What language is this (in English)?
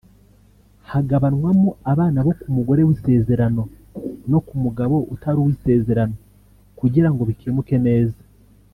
Kinyarwanda